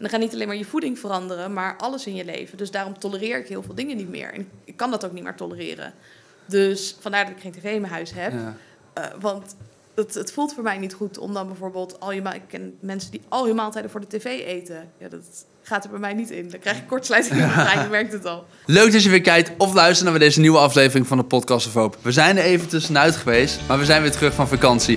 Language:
Dutch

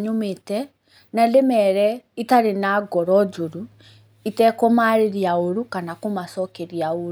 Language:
Kikuyu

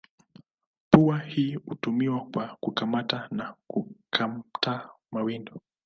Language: Swahili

